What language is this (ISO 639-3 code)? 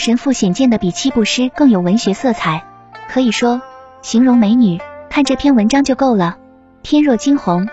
zho